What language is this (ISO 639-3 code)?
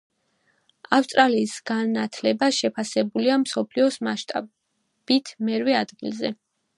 kat